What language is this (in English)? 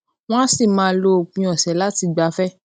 Yoruba